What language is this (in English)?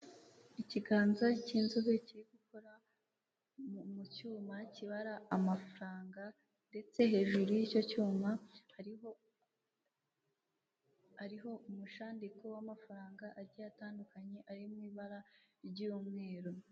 Kinyarwanda